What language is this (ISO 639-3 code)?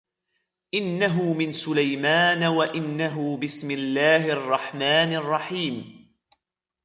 ara